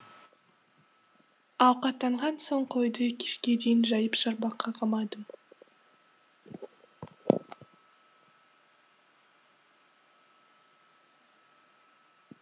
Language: Kazakh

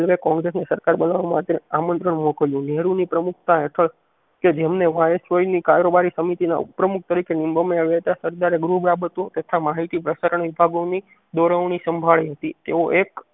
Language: Gujarati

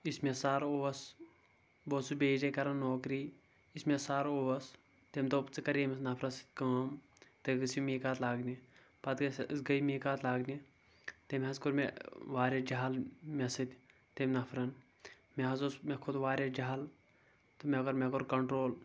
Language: Kashmiri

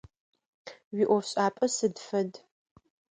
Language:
Adyghe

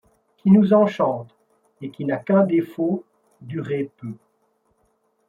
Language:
French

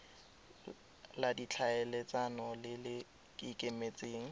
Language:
Tswana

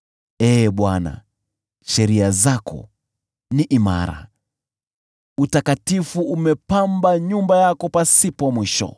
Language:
Swahili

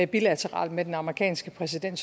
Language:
Danish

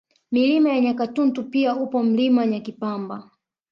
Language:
Swahili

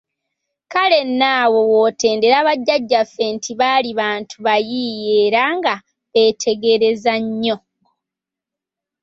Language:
Ganda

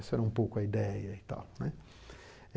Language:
Portuguese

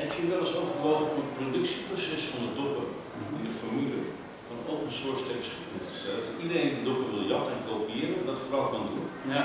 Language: Dutch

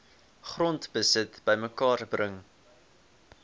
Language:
Afrikaans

